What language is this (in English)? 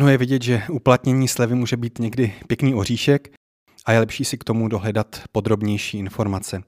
Czech